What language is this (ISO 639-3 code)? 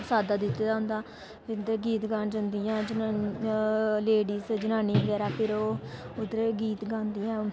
doi